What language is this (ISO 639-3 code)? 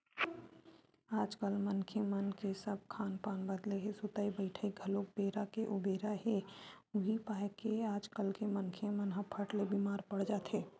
hne